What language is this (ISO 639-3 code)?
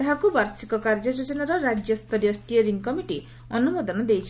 ori